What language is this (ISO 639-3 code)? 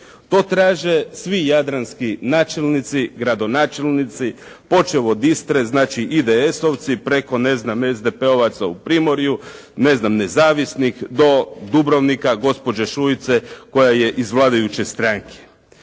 hrv